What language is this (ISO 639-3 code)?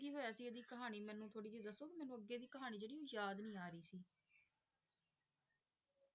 pan